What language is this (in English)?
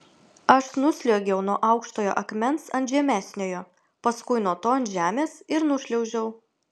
Lithuanian